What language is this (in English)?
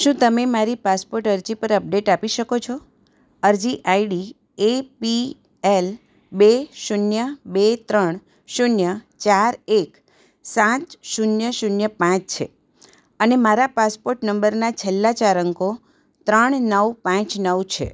Gujarati